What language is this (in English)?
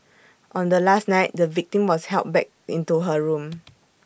English